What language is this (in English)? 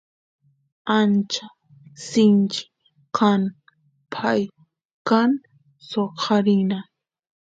Santiago del Estero Quichua